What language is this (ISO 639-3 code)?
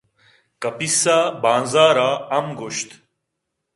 bgp